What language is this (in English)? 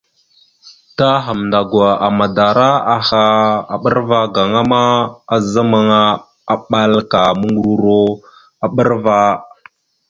Mada (Cameroon)